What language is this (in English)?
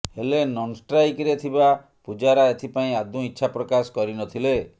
Odia